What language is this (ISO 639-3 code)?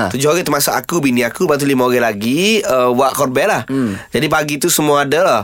msa